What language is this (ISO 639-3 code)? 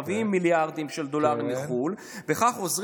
heb